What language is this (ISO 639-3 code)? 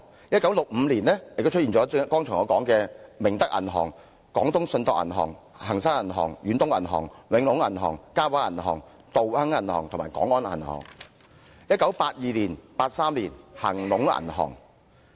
yue